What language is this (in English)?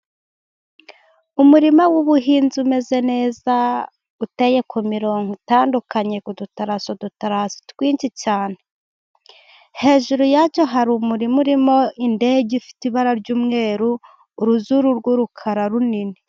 Kinyarwanda